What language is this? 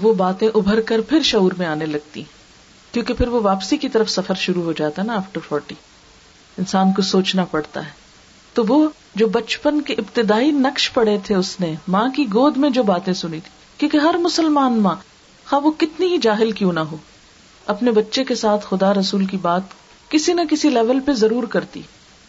Urdu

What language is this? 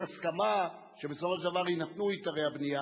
Hebrew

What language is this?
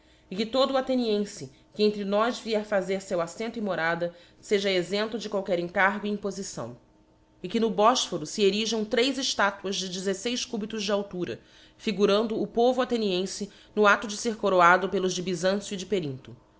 Portuguese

